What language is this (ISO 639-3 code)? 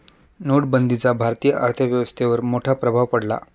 mar